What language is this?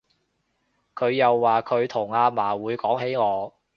Cantonese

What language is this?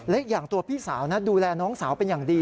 Thai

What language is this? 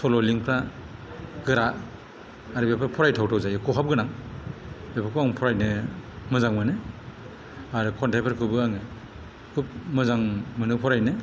Bodo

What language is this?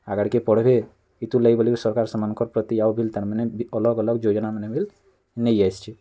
Odia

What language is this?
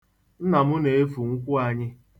Igbo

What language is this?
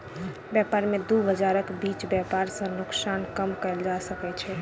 Maithili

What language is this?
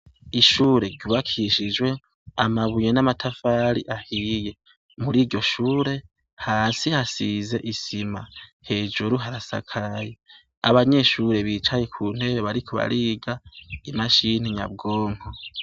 Rundi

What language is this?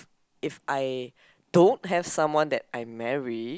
English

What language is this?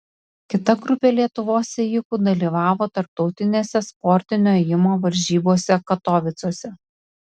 Lithuanian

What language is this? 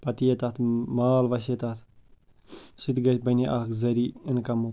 Kashmiri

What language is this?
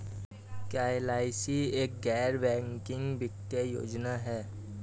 Hindi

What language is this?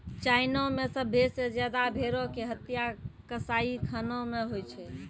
Maithili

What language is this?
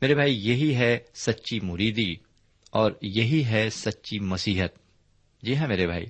Urdu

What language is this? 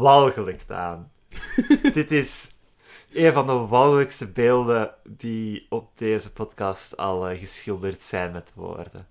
Dutch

